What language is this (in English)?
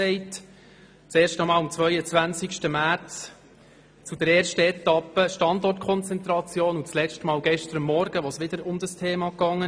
Swiss German